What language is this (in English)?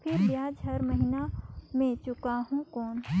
Chhattisgarhi